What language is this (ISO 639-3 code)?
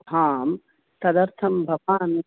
san